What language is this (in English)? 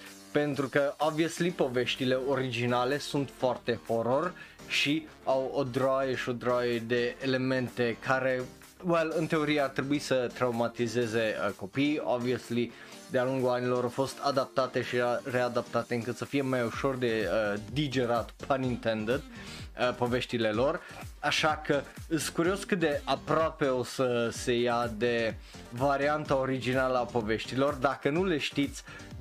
Romanian